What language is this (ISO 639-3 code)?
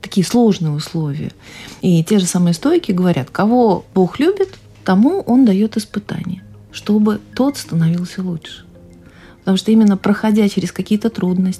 rus